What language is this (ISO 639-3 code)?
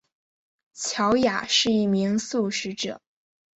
zho